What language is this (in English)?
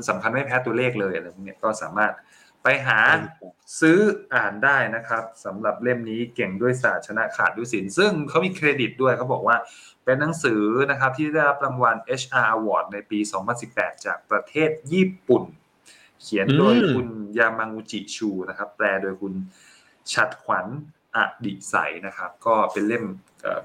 Thai